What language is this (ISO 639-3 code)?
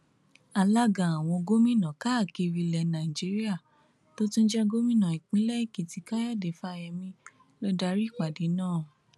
yor